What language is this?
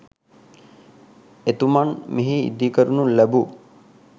Sinhala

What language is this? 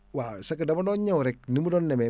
Wolof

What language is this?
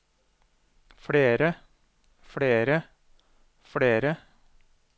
Norwegian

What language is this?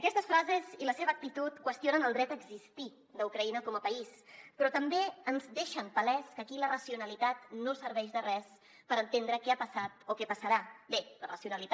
Catalan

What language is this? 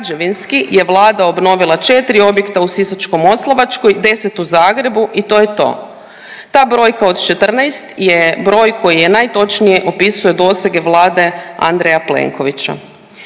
Croatian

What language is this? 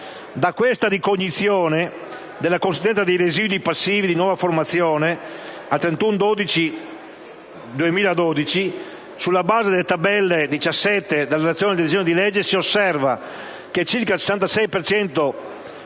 Italian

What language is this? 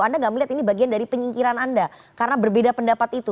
Indonesian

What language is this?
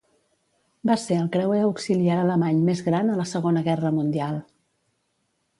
Catalan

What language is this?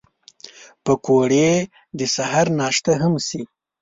Pashto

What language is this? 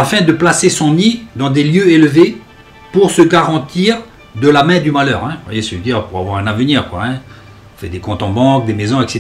French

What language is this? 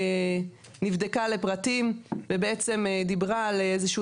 Hebrew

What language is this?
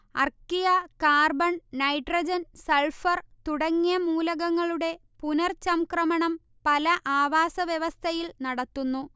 Malayalam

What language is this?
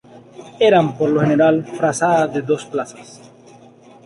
Spanish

